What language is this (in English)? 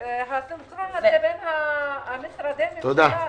Hebrew